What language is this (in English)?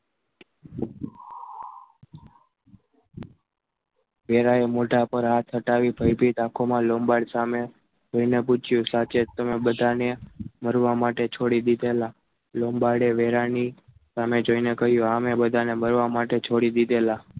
Gujarati